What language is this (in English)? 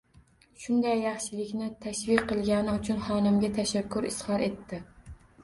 Uzbek